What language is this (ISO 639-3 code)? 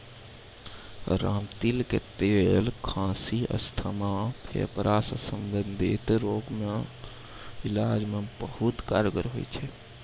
mai